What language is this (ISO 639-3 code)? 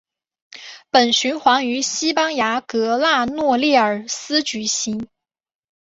zho